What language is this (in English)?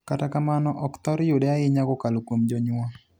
Luo (Kenya and Tanzania)